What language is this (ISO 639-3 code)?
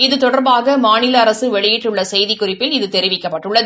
tam